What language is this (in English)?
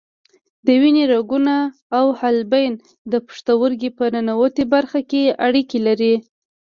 Pashto